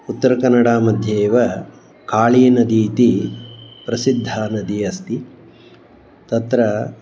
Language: Sanskrit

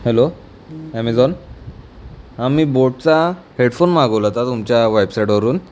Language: Marathi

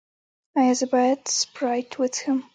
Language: Pashto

